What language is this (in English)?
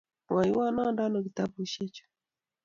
Kalenjin